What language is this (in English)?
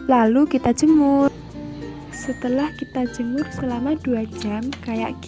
Indonesian